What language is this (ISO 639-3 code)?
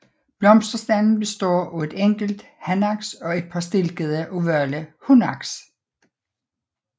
dan